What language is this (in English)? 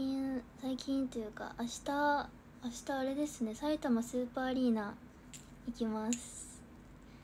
Japanese